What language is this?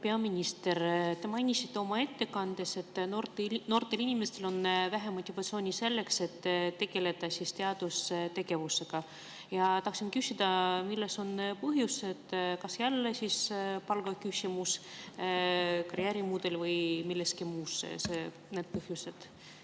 Estonian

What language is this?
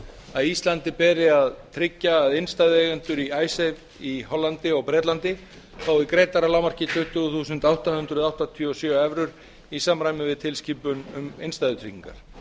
Icelandic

